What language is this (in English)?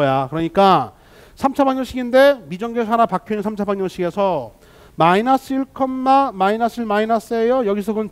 Korean